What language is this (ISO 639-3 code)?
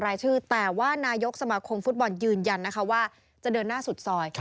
tha